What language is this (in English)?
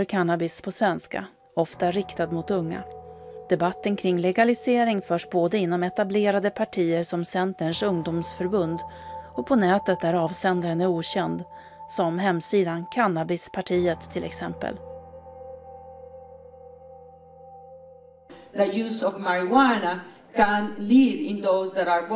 Swedish